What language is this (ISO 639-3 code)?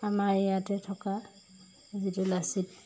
asm